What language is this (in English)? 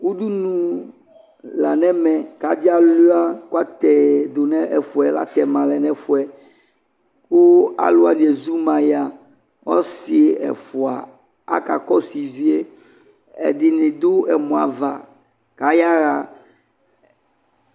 Ikposo